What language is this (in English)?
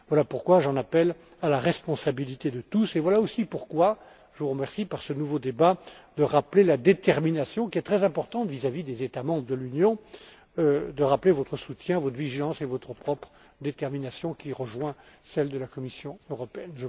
French